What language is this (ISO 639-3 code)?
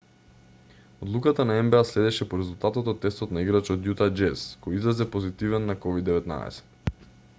mkd